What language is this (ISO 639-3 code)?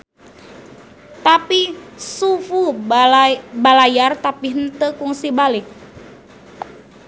sun